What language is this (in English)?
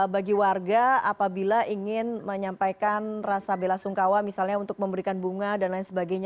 Indonesian